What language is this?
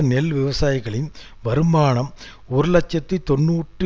Tamil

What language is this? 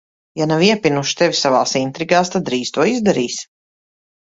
Latvian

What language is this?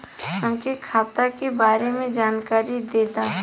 Bhojpuri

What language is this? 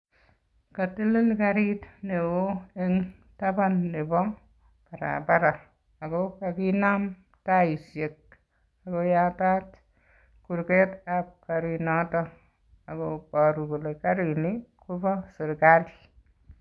Kalenjin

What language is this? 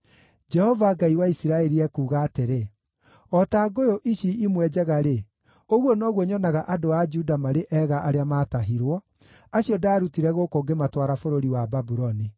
Kikuyu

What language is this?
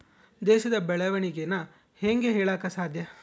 Kannada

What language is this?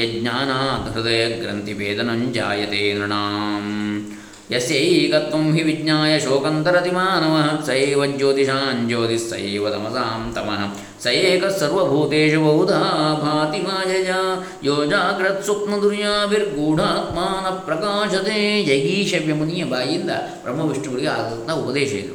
Kannada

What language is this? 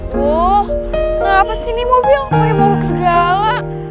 Indonesian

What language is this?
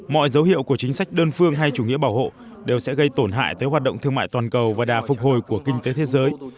Vietnamese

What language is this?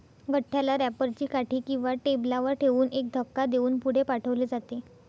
Marathi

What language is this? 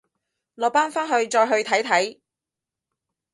Cantonese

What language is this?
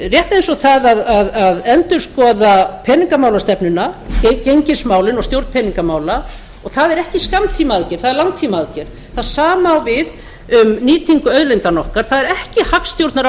Icelandic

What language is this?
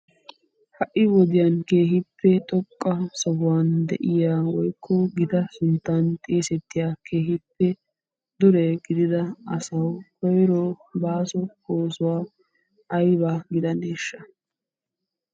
Wolaytta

